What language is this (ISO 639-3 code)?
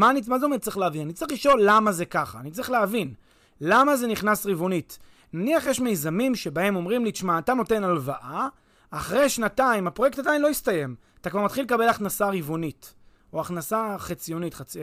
heb